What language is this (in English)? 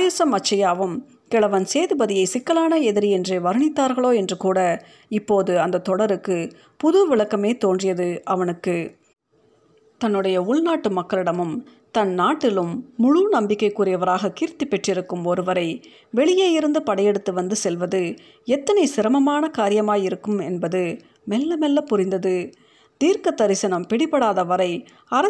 Tamil